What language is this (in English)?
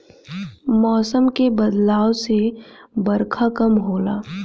Bhojpuri